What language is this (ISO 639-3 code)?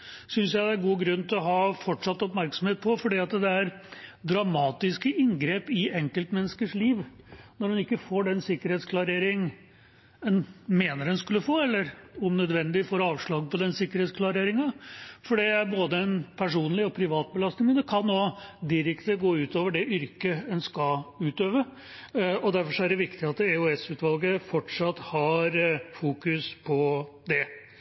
nob